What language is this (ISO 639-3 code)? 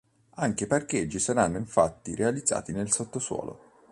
ita